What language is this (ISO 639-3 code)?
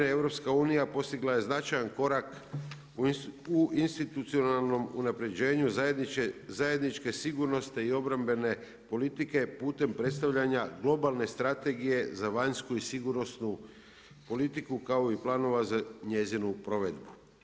hrv